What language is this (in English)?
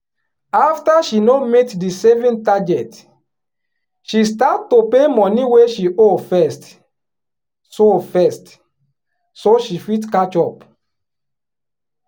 Nigerian Pidgin